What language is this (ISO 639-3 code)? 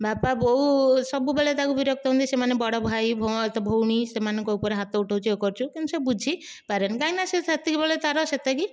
ori